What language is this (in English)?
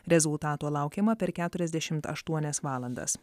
Lithuanian